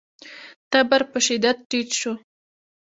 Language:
Pashto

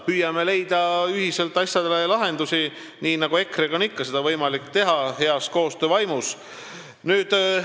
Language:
Estonian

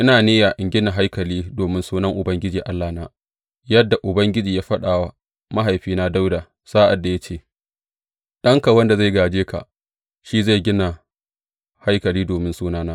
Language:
Hausa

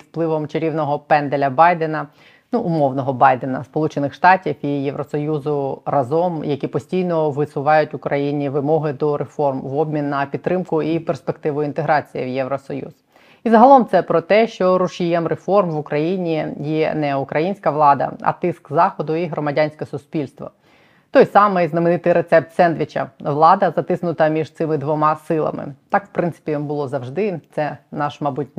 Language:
Ukrainian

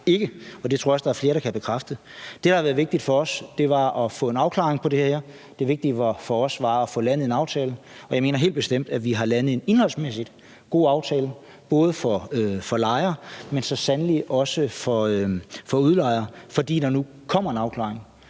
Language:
Danish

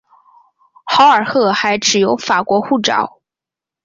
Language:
Chinese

